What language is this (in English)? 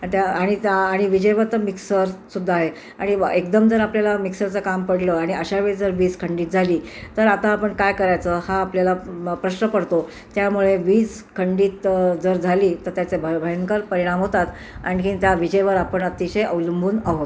Marathi